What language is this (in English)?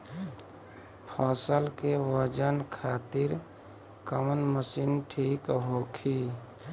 Bhojpuri